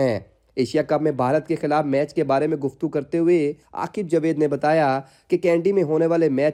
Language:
Urdu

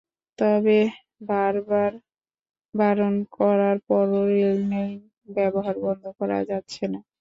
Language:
Bangla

